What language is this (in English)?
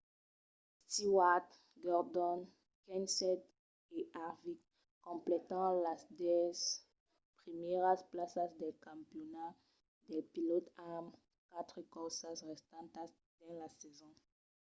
Occitan